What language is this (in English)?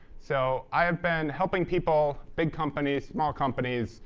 English